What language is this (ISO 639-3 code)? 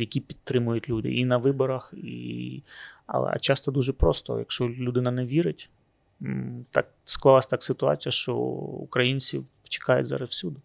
ukr